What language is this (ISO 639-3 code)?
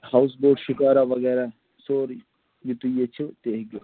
kas